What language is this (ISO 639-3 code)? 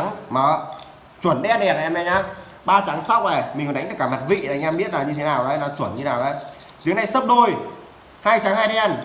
vie